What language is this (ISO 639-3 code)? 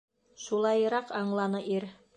bak